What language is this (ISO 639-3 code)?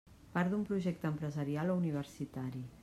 cat